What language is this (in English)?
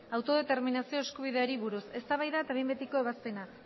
Basque